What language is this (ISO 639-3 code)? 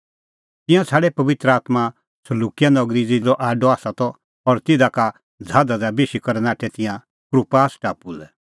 kfx